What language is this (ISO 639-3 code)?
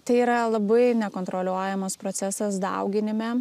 lit